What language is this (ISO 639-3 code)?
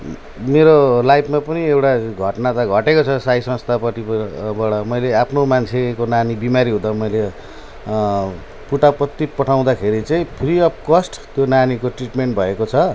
nep